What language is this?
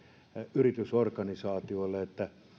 Finnish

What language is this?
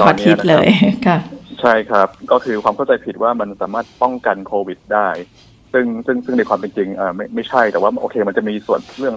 Thai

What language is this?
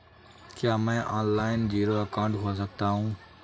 Hindi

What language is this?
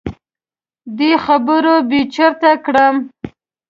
Pashto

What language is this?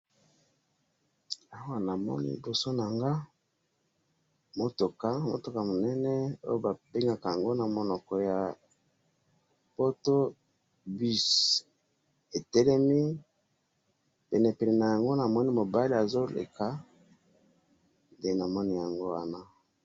Lingala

